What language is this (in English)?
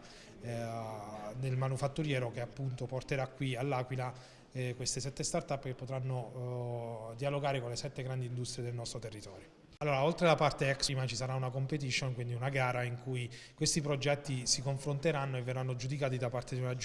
Italian